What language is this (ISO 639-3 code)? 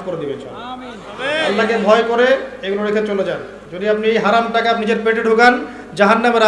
ben